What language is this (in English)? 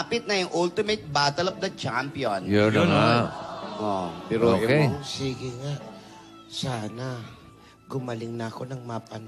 Filipino